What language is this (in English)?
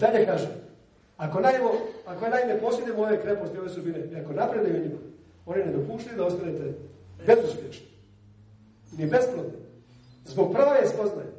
Croatian